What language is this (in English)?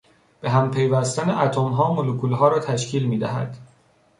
Persian